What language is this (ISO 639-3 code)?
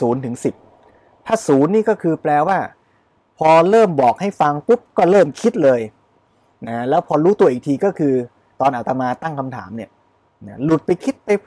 tha